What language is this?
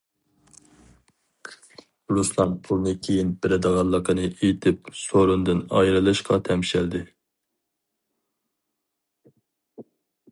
Uyghur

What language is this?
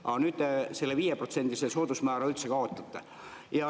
Estonian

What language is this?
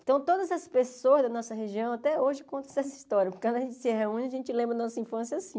Portuguese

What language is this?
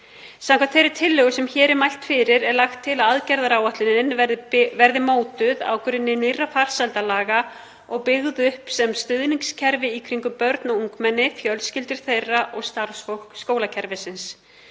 Icelandic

